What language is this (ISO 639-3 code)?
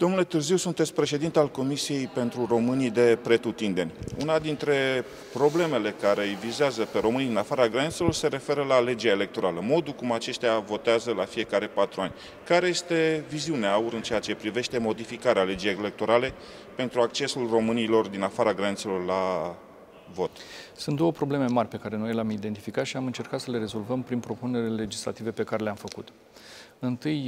ron